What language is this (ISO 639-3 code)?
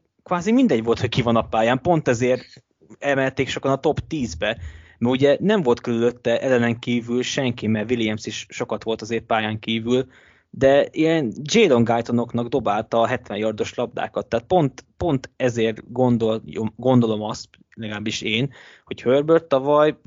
hun